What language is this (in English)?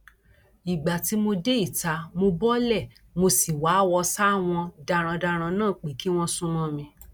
Yoruba